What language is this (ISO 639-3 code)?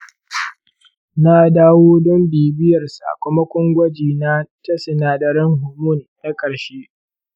hau